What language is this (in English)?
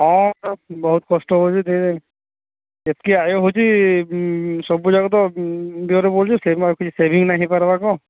Odia